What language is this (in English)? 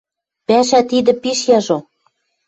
Western Mari